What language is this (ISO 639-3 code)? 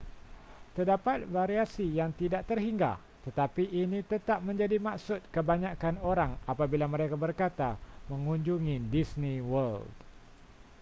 msa